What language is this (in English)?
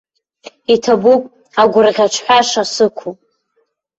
Abkhazian